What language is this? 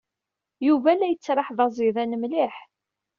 Kabyle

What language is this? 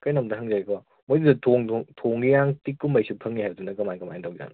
Manipuri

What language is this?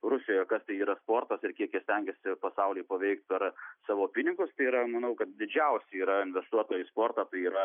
Lithuanian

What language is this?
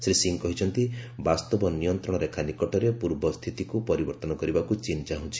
Odia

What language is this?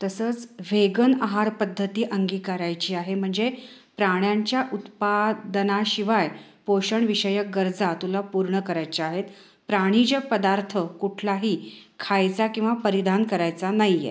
Marathi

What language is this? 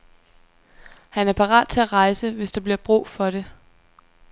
Danish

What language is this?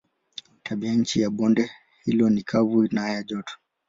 Swahili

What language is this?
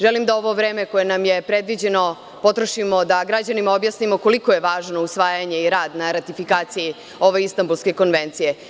Serbian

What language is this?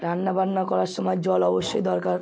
Bangla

